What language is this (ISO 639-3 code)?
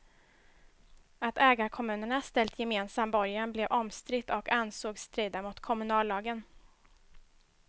swe